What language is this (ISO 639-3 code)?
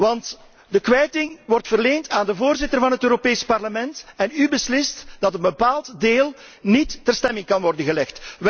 nld